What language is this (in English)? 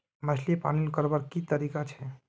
Magahi